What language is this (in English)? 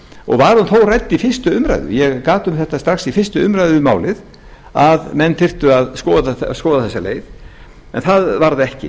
Icelandic